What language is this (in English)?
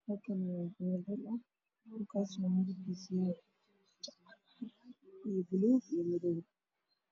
Somali